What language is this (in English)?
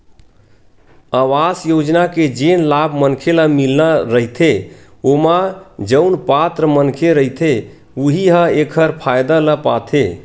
Chhattisgarhi